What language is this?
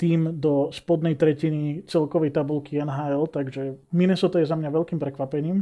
Slovak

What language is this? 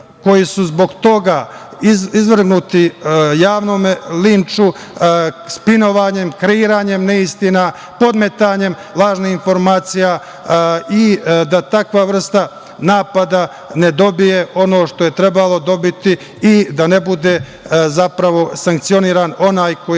Serbian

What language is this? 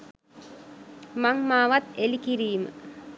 Sinhala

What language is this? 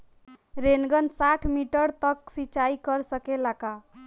Bhojpuri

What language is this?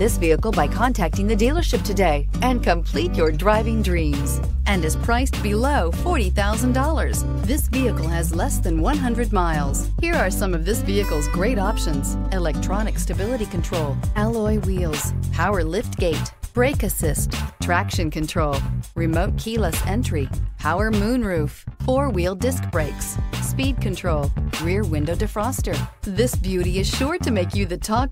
English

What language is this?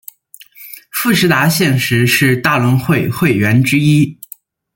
Chinese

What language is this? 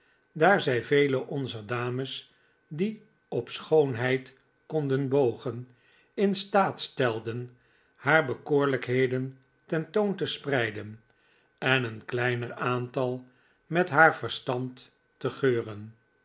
Dutch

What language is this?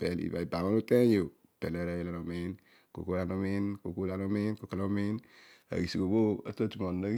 Odual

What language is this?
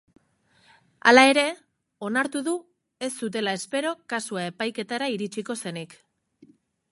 Basque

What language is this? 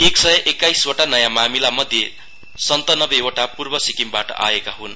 Nepali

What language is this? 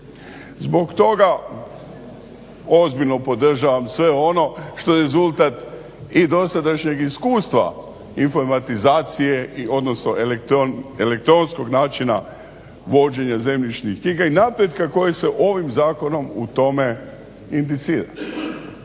Croatian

